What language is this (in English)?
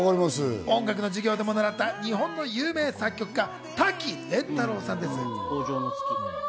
Japanese